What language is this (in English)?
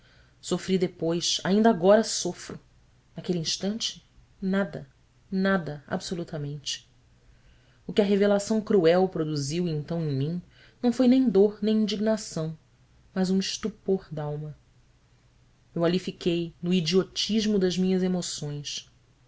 Portuguese